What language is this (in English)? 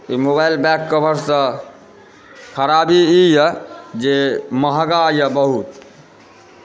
Maithili